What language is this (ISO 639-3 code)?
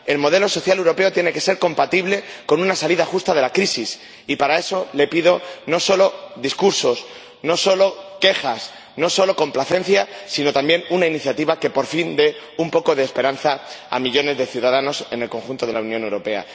spa